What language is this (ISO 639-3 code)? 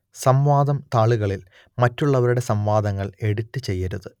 mal